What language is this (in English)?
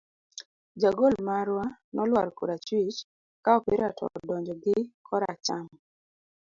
Luo (Kenya and Tanzania)